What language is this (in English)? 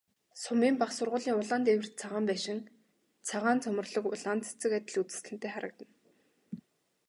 Mongolian